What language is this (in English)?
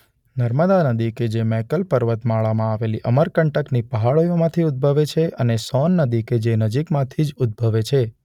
Gujarati